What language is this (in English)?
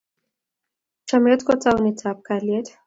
Kalenjin